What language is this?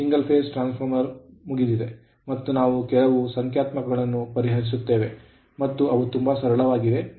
Kannada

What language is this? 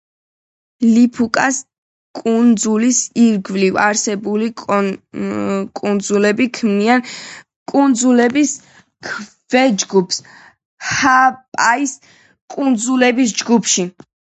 Georgian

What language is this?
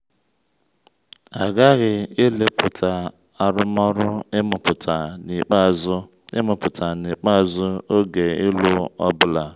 Igbo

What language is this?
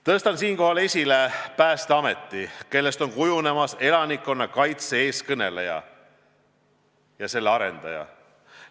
Estonian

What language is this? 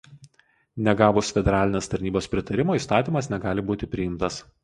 Lithuanian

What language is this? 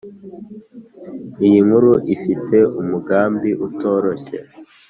Kinyarwanda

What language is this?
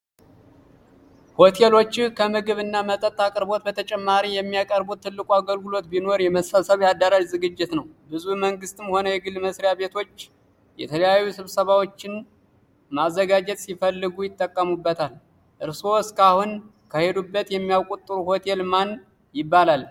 Amharic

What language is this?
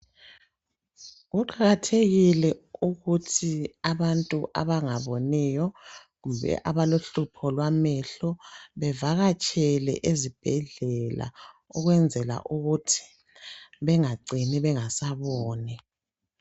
North Ndebele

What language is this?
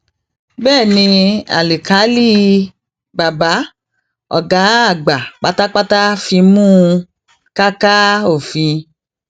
Yoruba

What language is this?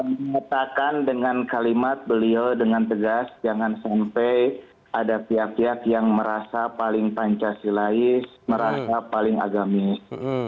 Indonesian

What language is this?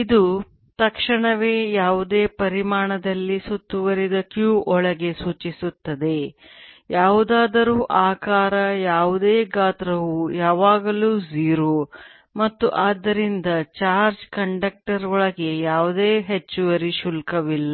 Kannada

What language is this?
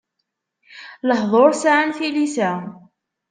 Kabyle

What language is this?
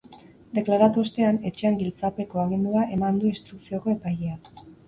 Basque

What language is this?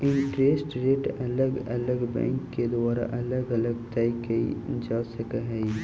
Magahi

